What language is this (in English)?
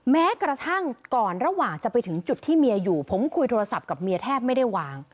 Thai